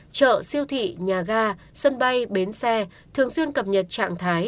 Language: Vietnamese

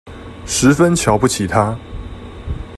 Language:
Chinese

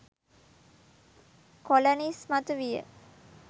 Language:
Sinhala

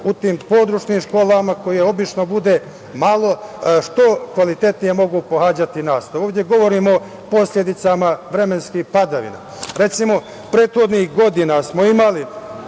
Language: Serbian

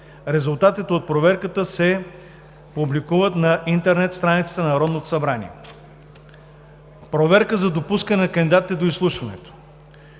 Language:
Bulgarian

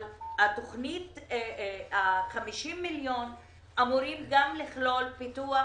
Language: Hebrew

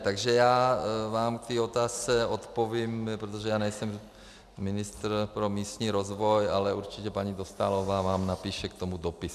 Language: Czech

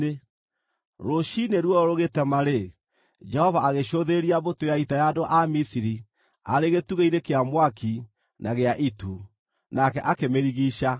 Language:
Kikuyu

